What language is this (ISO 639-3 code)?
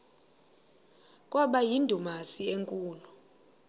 xho